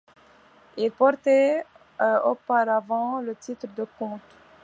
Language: French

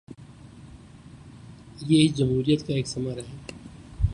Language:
Urdu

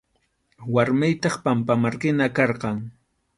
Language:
Arequipa-La Unión Quechua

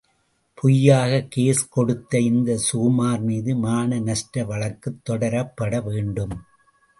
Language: Tamil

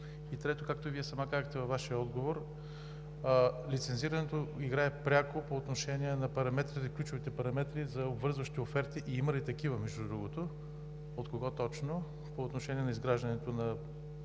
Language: Bulgarian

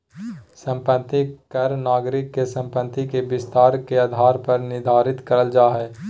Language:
Magahi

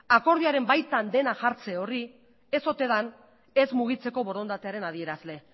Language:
Basque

